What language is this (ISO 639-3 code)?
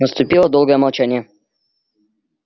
rus